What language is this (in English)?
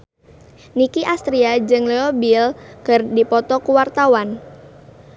Sundanese